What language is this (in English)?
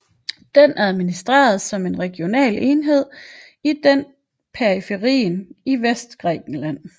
Danish